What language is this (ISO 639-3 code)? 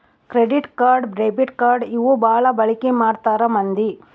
kan